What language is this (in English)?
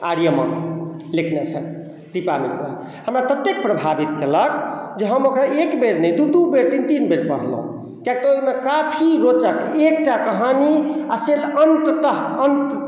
Maithili